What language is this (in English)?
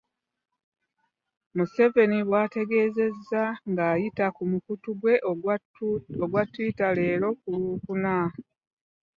Ganda